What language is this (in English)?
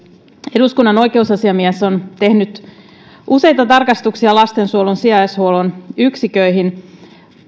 Finnish